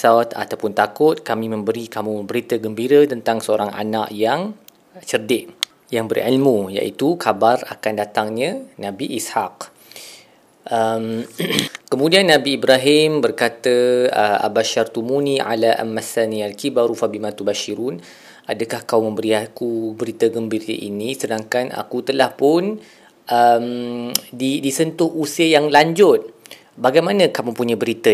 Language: Malay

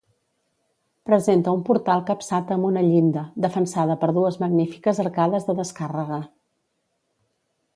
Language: Catalan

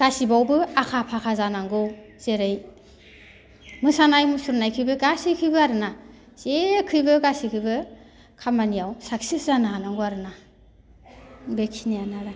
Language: Bodo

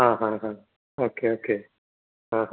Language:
Malayalam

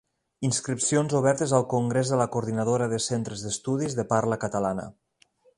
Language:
Catalan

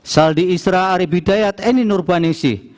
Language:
Indonesian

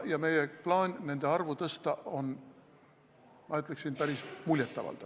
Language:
Estonian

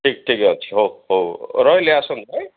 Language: Odia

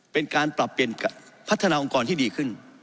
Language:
Thai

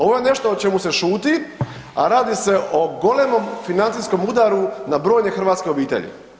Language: Croatian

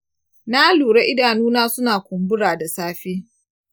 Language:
Hausa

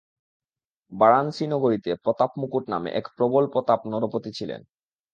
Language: Bangla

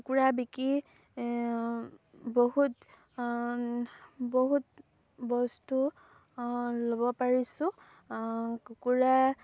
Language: Assamese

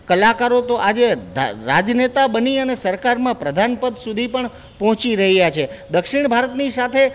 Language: Gujarati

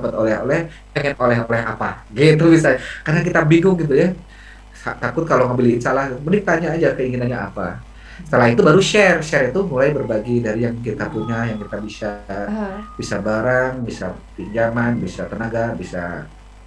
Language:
Indonesian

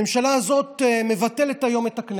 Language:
Hebrew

